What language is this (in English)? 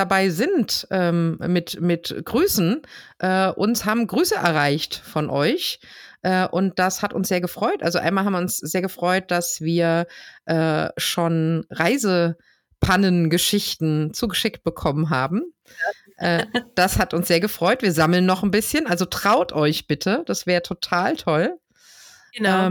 German